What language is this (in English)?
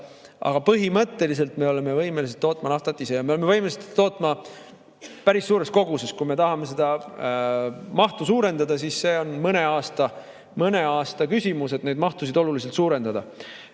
Estonian